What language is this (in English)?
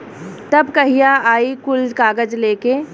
Bhojpuri